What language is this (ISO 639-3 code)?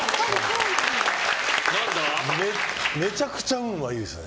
jpn